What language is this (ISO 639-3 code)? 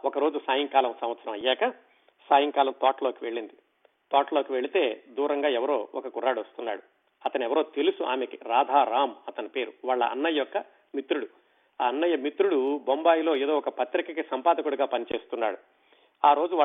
tel